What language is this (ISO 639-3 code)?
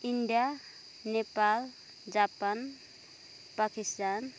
nep